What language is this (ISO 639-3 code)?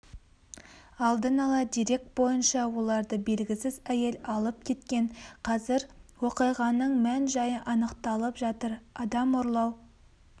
kaz